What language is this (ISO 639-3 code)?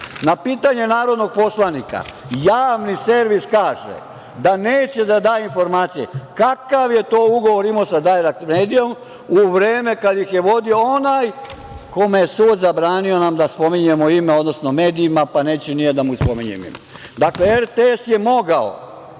srp